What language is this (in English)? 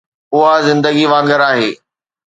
Sindhi